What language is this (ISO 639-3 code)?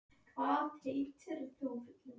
isl